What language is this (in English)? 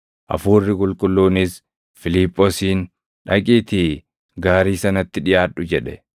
Oromo